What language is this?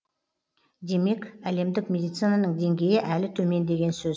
Kazakh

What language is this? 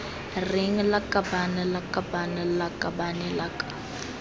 Tswana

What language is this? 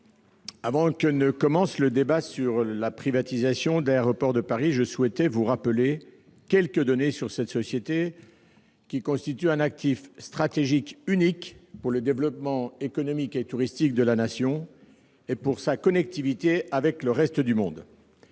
French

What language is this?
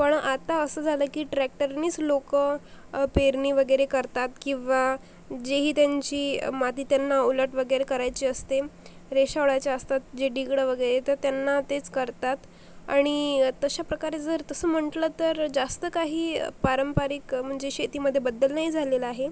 Marathi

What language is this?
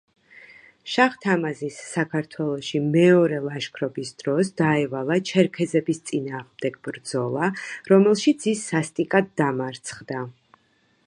Georgian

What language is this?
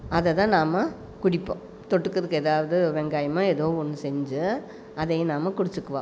Tamil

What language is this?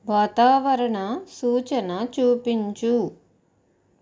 Telugu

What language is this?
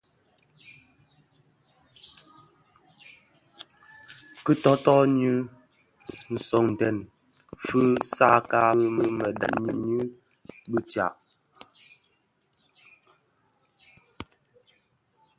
Bafia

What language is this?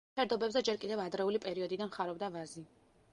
Georgian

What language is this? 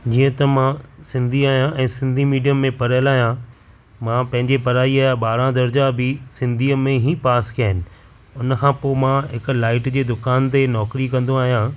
Sindhi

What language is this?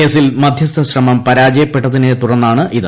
Malayalam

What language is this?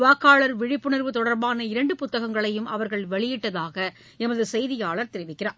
Tamil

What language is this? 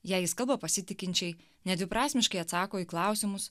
Lithuanian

